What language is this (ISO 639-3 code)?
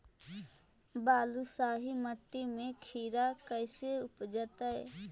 mag